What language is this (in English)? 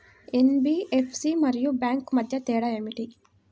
Telugu